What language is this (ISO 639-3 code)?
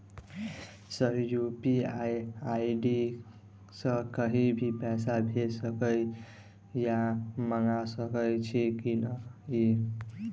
mai